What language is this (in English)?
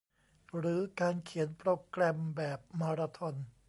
Thai